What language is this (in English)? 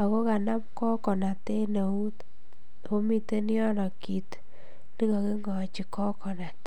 Kalenjin